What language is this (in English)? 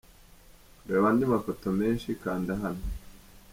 Kinyarwanda